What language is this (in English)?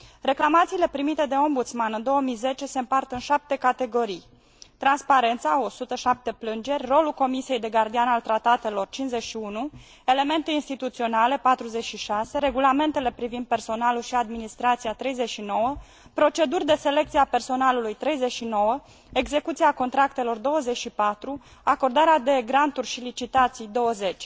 Romanian